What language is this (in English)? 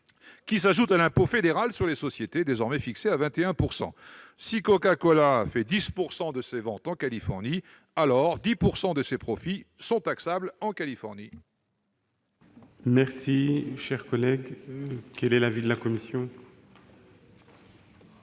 French